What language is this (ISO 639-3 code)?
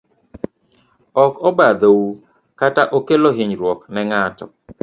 luo